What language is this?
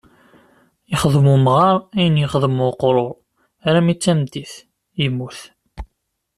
Kabyle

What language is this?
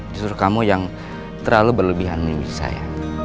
Indonesian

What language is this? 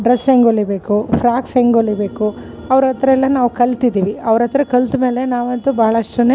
Kannada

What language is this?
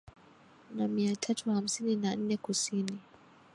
Swahili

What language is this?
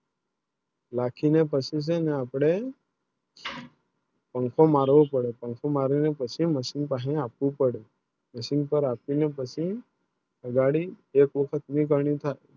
Gujarati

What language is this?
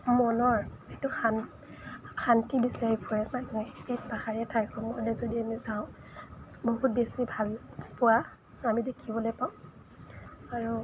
Assamese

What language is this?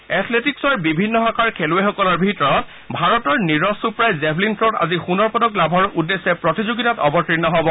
Assamese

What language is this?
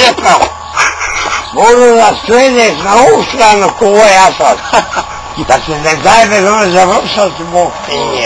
Bulgarian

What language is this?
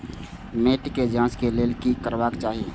Maithili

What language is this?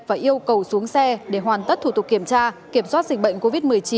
Vietnamese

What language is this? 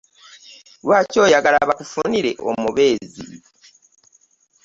Ganda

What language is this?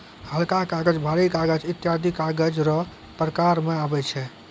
Maithili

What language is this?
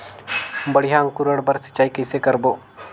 Chhattisgarhi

